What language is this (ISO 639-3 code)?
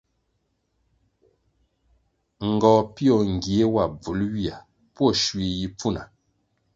nmg